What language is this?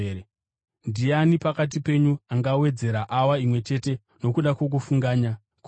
Shona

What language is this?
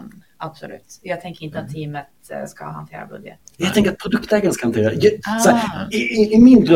Swedish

